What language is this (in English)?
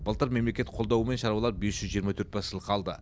Kazakh